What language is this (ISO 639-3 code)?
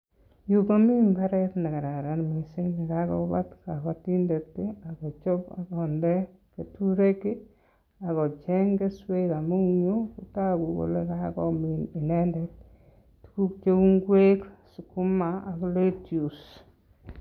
kln